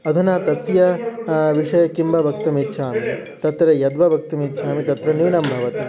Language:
Sanskrit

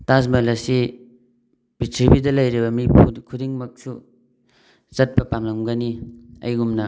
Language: Manipuri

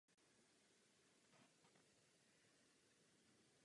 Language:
Czech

